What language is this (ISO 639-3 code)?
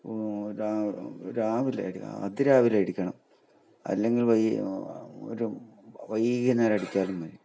mal